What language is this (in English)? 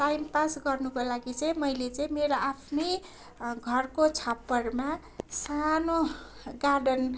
Nepali